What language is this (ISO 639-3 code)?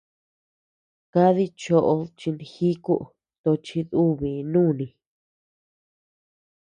cux